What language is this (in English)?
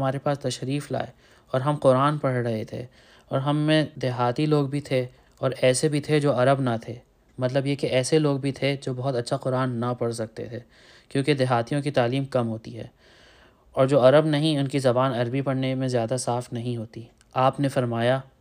Urdu